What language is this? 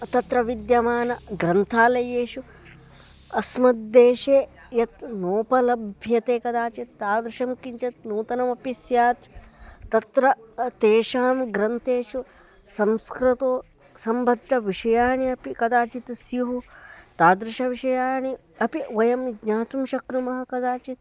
Sanskrit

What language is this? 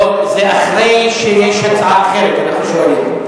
Hebrew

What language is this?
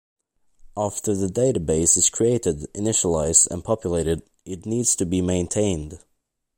English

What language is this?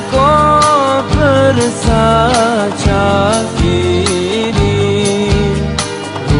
Greek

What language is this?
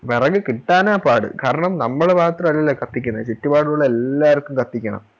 Malayalam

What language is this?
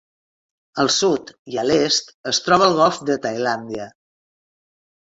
Catalan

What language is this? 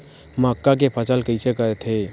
Chhattisgarhi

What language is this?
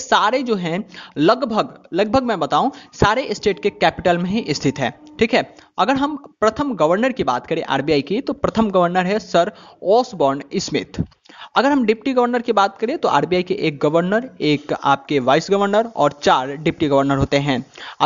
Hindi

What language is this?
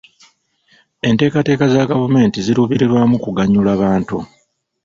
Ganda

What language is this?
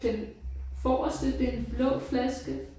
Danish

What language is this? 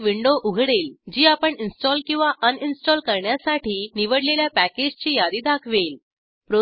Marathi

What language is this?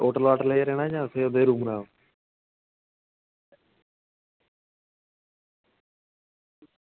Dogri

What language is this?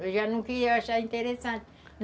Portuguese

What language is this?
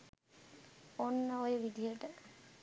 Sinhala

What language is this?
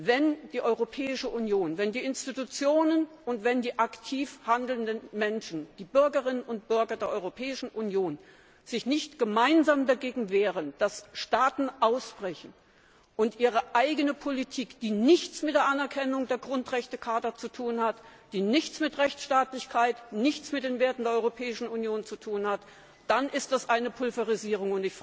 German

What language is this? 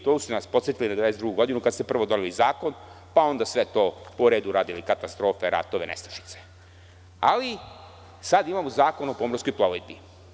Serbian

